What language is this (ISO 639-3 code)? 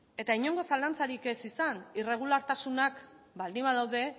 eus